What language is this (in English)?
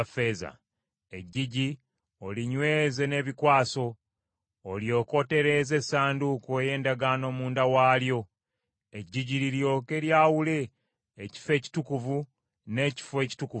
Ganda